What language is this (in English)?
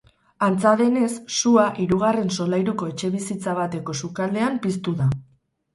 Basque